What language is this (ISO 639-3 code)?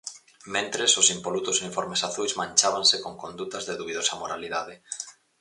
glg